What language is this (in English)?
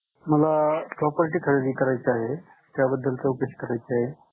Marathi